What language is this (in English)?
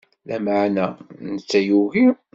Kabyle